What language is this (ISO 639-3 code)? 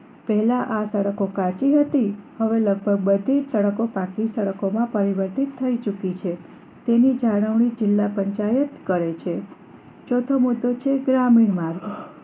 guj